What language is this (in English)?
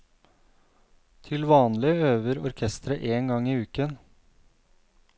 Norwegian